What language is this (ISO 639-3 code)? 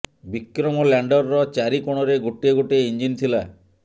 ori